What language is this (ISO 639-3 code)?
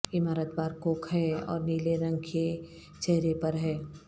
urd